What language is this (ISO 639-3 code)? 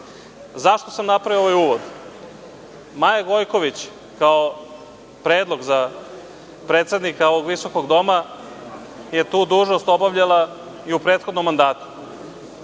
srp